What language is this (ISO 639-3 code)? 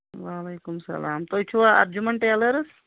kas